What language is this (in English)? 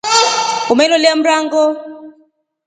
Rombo